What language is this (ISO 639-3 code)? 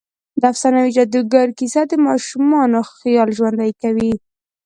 pus